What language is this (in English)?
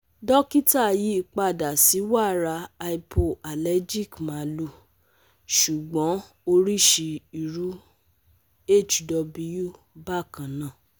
Yoruba